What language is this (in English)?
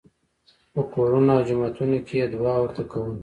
Pashto